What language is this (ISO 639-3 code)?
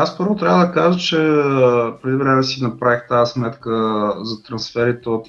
bul